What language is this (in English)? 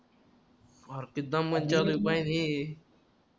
Marathi